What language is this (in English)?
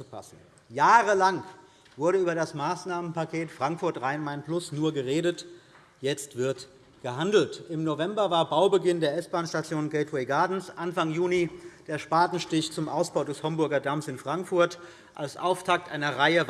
German